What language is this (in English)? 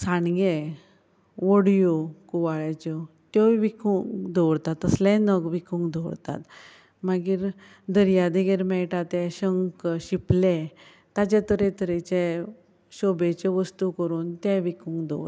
Konkani